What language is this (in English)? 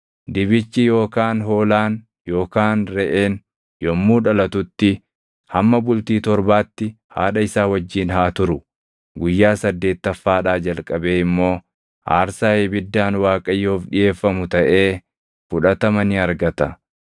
Oromo